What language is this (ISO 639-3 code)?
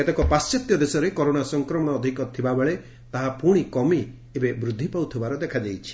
ori